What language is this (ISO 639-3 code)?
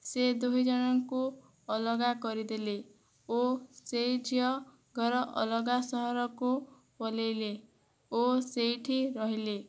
ori